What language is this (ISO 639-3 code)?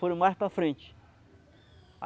por